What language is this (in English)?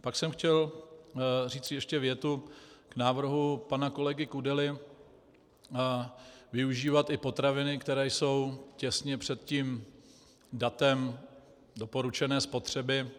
Czech